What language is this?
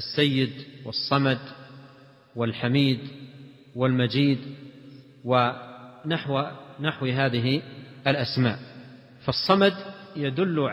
Arabic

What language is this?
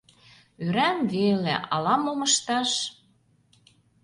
Mari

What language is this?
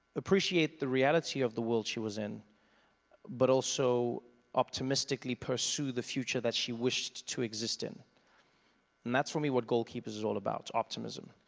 English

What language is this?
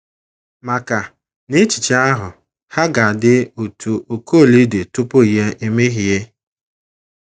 Igbo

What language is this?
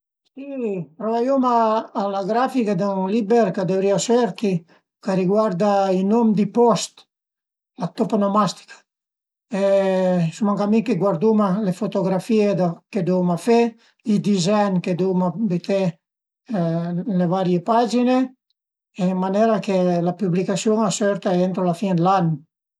Piedmontese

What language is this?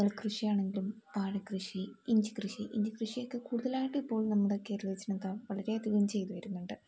Malayalam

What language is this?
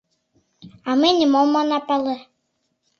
Mari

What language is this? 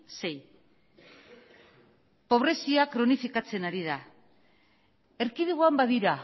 Basque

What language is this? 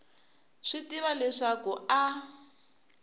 Tsonga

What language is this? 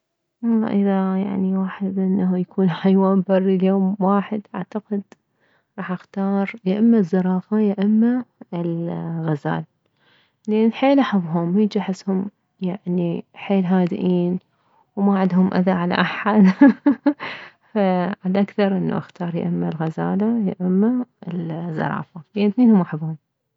Mesopotamian Arabic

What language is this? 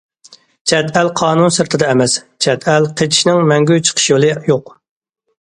Uyghur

